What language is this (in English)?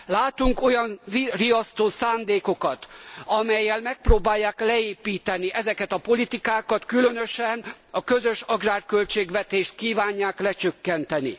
Hungarian